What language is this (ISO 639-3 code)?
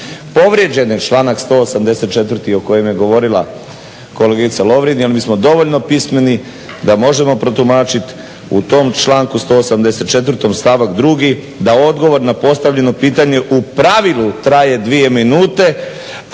hrv